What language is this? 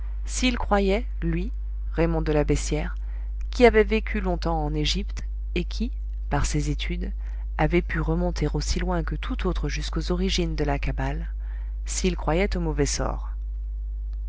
French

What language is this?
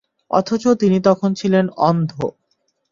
Bangla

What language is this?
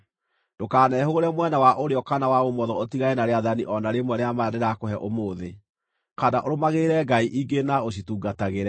Kikuyu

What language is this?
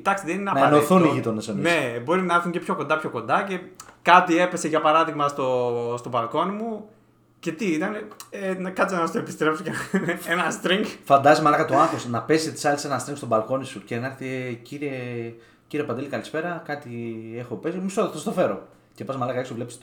Greek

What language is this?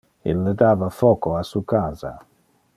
Interlingua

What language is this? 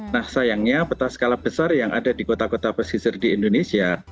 Indonesian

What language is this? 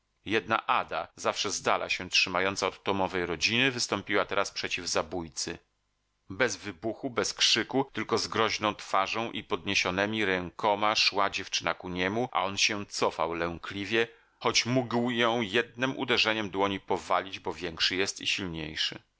Polish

